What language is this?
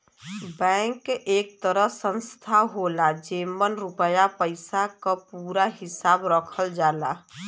Bhojpuri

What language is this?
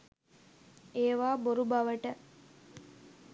Sinhala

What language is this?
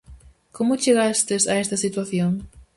Galician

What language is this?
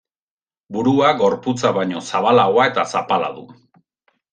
Basque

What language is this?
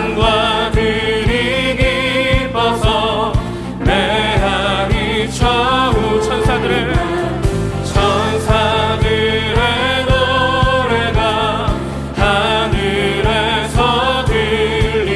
Korean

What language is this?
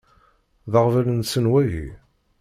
Kabyle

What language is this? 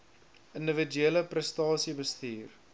Afrikaans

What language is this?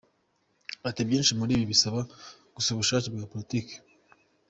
Kinyarwanda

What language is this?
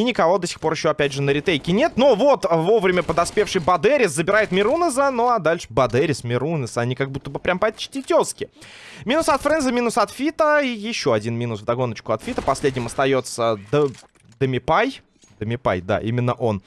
Russian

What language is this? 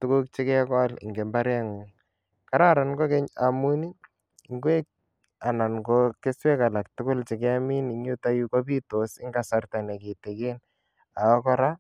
Kalenjin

